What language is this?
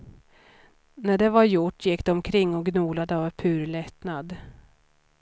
Swedish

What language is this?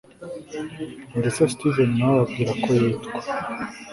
Kinyarwanda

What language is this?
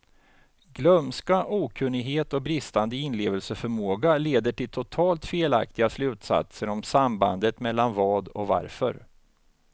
Swedish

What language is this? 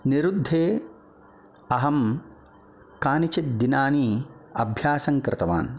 Sanskrit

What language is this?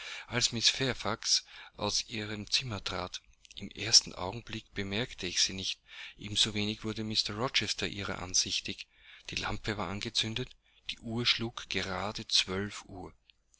German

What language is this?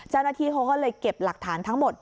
Thai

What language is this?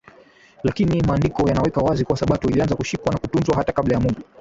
Swahili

